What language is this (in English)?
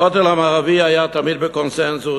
Hebrew